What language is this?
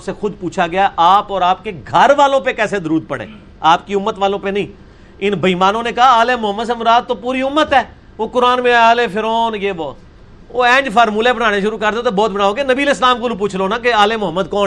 Urdu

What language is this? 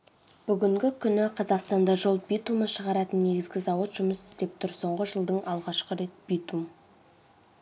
Kazakh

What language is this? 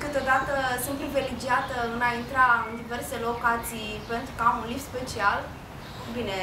Romanian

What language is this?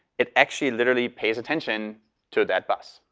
English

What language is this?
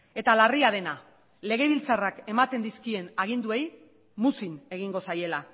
Basque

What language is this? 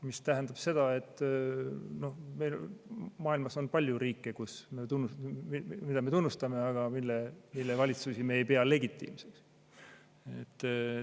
Estonian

